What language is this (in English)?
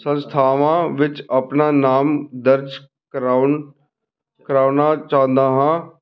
Punjabi